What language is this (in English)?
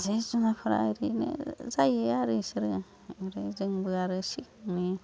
Bodo